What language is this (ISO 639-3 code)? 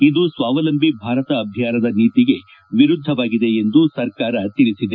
kan